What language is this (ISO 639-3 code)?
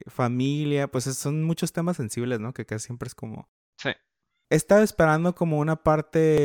spa